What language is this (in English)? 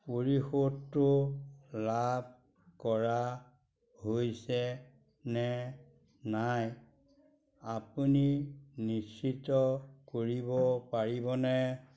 Assamese